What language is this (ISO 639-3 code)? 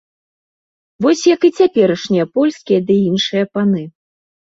bel